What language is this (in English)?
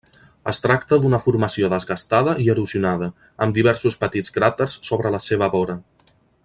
Catalan